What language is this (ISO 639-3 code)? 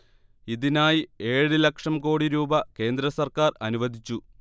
mal